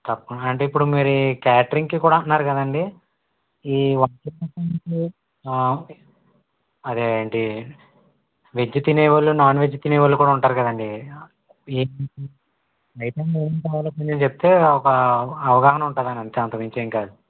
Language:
Telugu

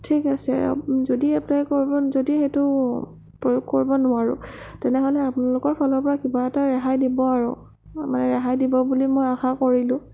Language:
Assamese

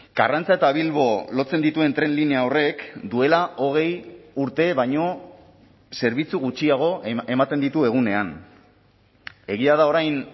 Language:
Basque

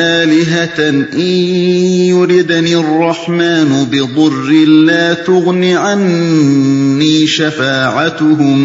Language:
Urdu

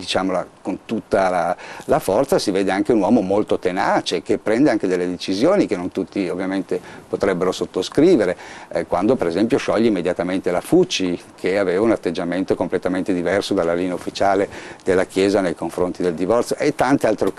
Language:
Italian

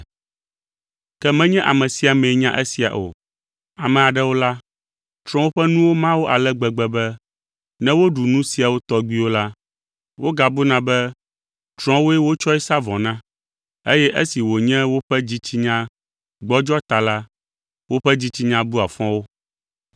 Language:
Ewe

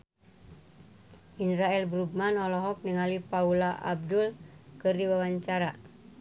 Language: Sundanese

